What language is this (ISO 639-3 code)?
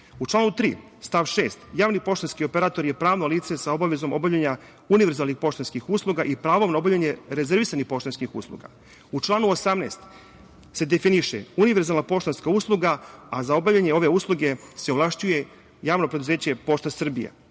srp